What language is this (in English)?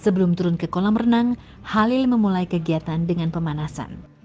Indonesian